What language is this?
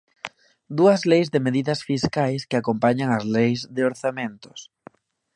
Galician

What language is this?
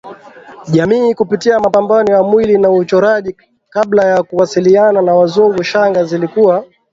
Swahili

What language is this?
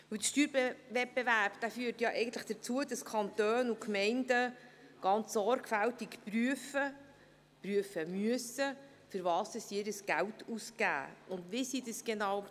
Swiss German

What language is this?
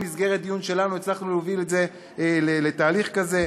Hebrew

